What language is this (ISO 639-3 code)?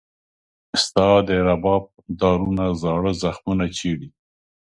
pus